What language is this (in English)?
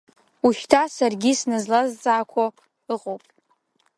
Abkhazian